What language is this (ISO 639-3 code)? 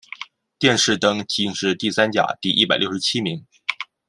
zho